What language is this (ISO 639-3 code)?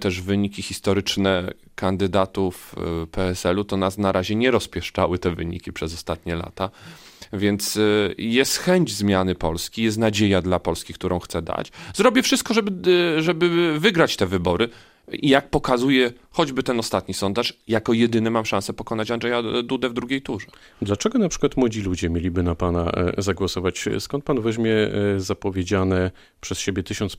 pol